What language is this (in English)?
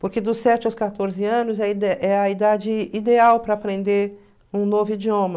Portuguese